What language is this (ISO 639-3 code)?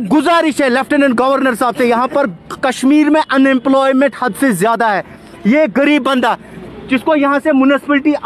ron